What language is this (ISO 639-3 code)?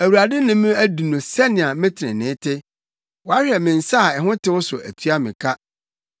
aka